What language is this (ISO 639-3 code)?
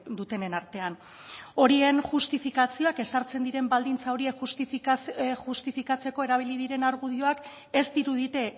eus